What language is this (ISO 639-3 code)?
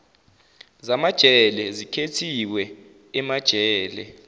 zul